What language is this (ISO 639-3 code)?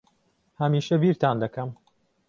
ckb